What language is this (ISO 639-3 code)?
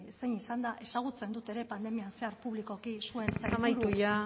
eus